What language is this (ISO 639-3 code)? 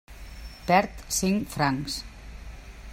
cat